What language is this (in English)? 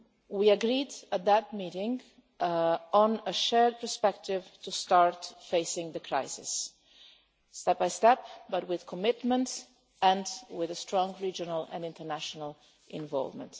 English